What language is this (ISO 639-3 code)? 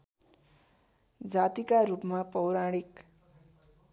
nep